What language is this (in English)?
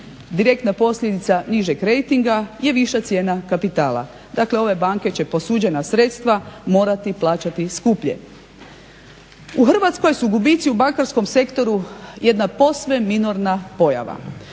Croatian